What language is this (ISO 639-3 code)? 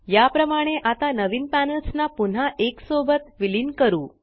mar